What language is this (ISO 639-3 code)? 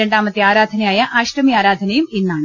mal